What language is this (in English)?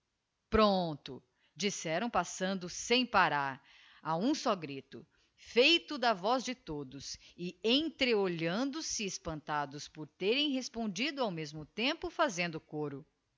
Portuguese